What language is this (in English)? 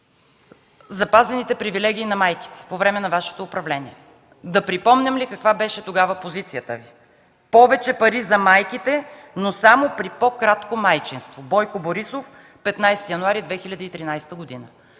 Bulgarian